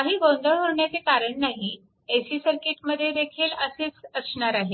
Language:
Marathi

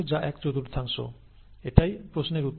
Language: Bangla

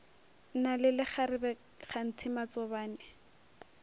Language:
Northern Sotho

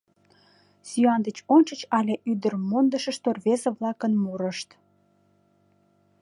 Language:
Mari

